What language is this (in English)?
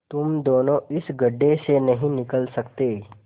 Hindi